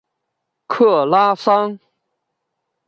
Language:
Chinese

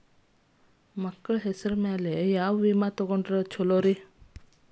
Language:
Kannada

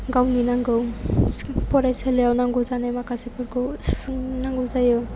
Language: Bodo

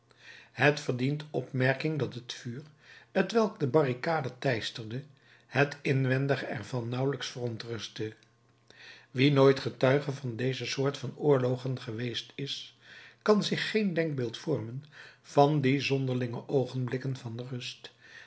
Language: Dutch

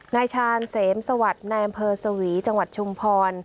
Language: Thai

